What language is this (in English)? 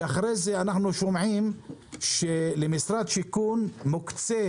Hebrew